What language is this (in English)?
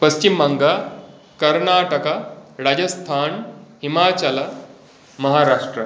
Sanskrit